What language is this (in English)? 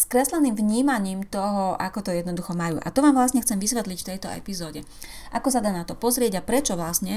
Slovak